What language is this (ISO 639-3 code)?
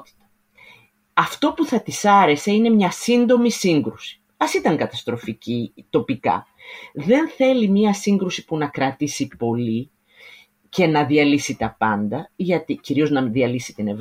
ell